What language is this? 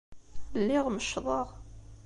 Kabyle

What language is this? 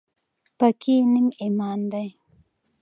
Pashto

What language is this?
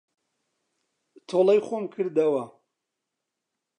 Central Kurdish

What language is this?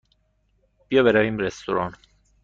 Persian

